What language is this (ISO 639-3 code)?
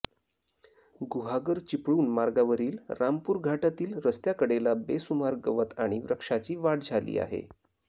mar